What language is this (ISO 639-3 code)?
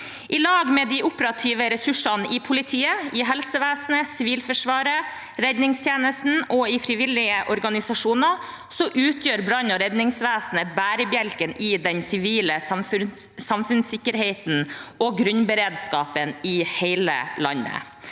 nor